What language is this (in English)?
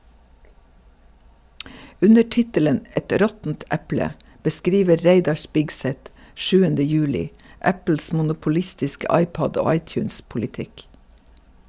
Norwegian